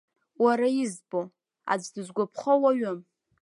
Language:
Abkhazian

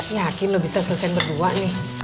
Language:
Indonesian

